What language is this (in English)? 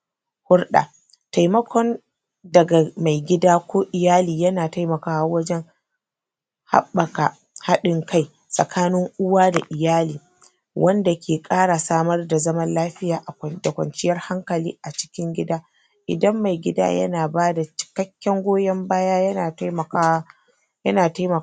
Hausa